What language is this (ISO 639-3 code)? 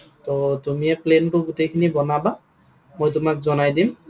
asm